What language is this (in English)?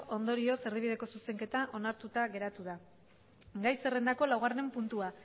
Basque